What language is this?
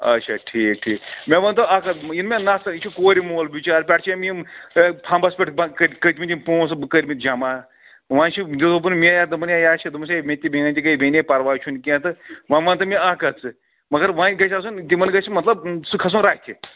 Kashmiri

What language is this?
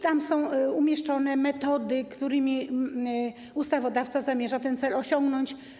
Polish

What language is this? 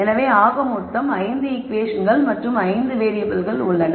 Tamil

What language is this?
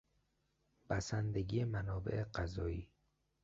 Persian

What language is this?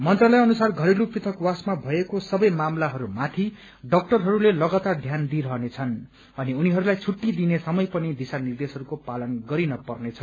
Nepali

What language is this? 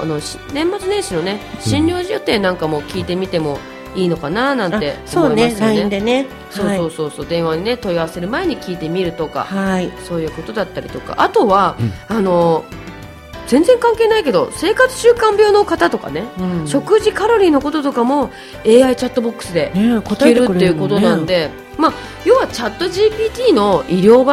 Japanese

